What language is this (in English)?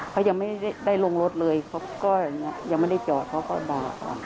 Thai